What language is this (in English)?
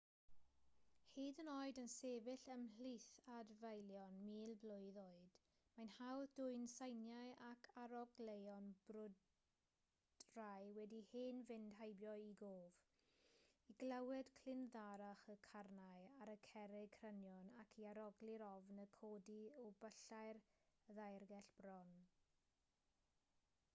Welsh